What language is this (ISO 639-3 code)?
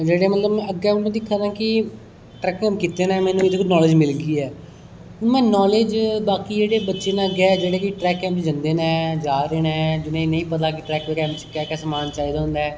doi